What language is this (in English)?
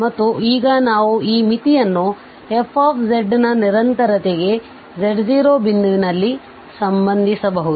Kannada